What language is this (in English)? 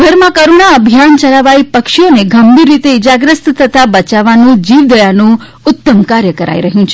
Gujarati